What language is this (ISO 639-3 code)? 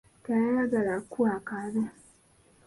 lug